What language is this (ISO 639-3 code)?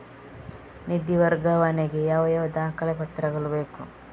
kan